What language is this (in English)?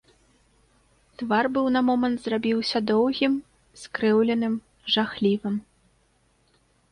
Belarusian